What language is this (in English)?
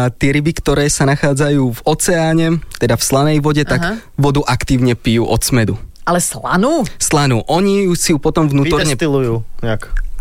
Slovak